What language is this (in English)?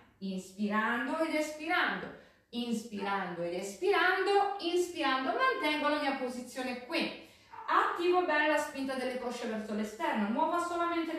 Italian